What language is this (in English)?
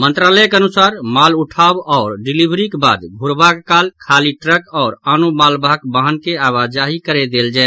Maithili